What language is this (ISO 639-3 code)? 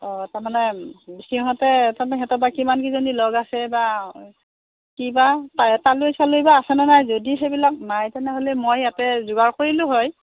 asm